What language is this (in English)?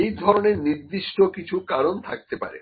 Bangla